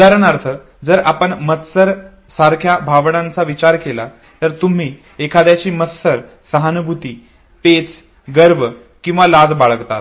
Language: Marathi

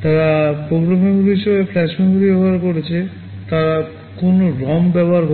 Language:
Bangla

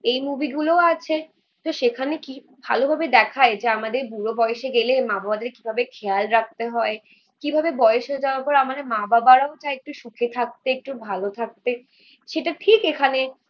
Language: Bangla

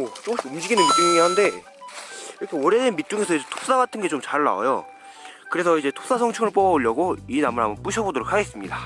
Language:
Korean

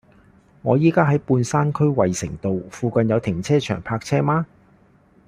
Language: Cantonese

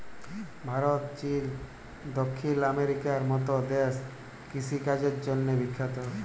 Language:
Bangla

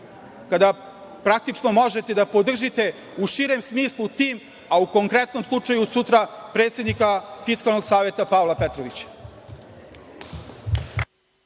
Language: Serbian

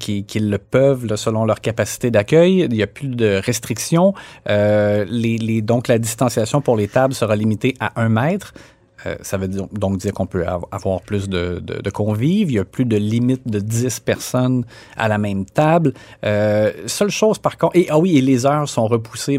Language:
French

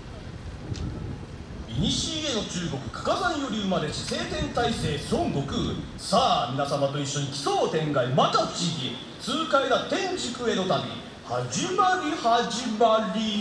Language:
Japanese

